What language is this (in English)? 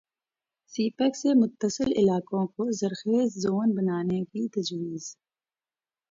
Urdu